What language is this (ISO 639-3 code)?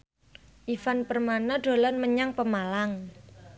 jav